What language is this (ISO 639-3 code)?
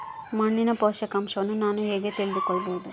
kan